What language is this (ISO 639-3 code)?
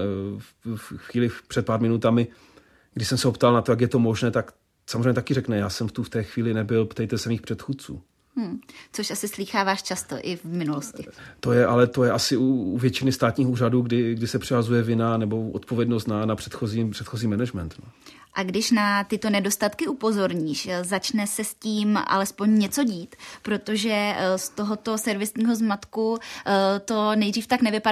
ces